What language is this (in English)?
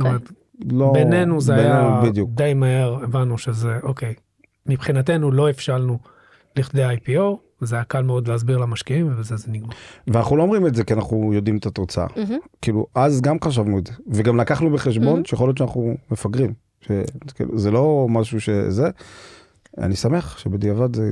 Hebrew